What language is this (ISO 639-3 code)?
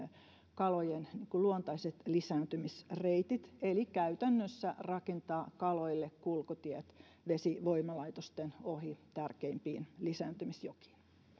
fin